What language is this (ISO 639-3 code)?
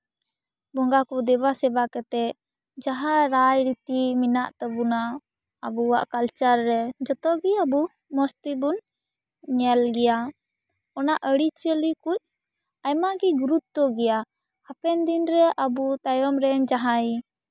sat